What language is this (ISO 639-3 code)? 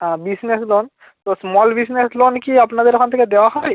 ben